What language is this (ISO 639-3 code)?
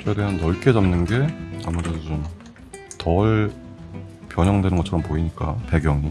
kor